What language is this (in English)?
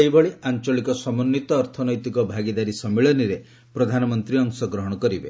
Odia